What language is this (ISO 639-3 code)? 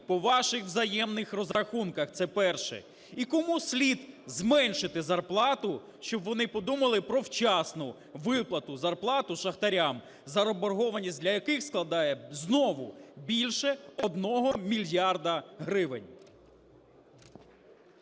ukr